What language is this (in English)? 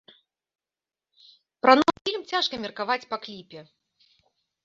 Belarusian